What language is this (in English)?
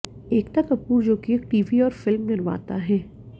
Hindi